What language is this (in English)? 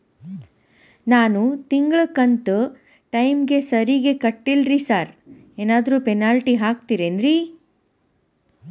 Kannada